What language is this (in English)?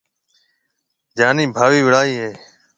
Marwari (Pakistan)